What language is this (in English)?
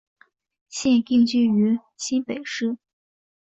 Chinese